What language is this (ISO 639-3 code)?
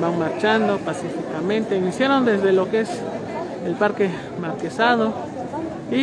spa